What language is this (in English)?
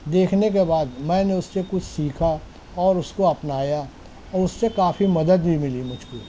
Urdu